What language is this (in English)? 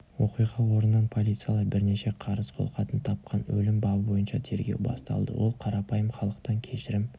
Kazakh